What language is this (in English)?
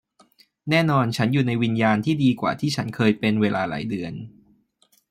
Thai